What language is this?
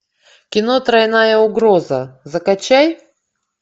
Russian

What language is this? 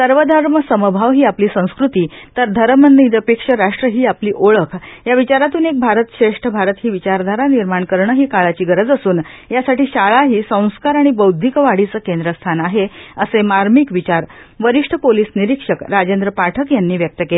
Marathi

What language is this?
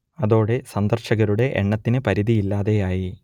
Malayalam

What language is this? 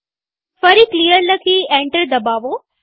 Gujarati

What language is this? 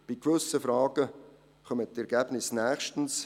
Swiss German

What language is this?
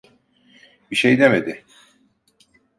Turkish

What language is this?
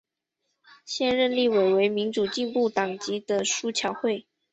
Chinese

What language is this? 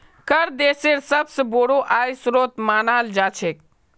Magahi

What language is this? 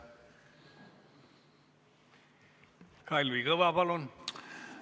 Estonian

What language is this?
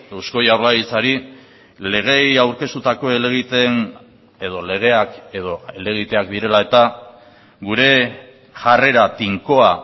Basque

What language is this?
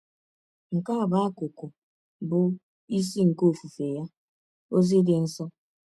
Igbo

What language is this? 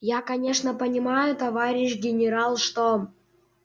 Russian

